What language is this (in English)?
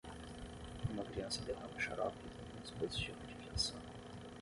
Portuguese